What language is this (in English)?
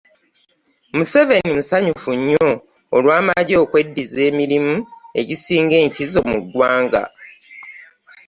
Ganda